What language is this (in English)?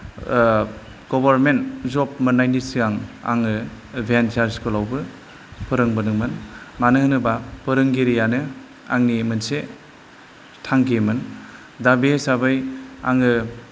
Bodo